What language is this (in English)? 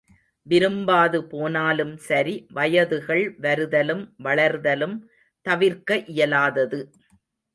Tamil